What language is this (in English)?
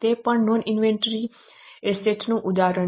Gujarati